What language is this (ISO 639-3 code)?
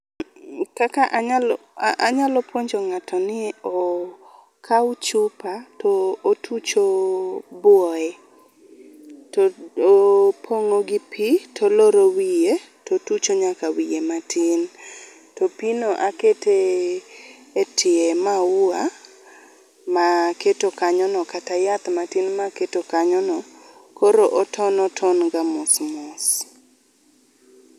luo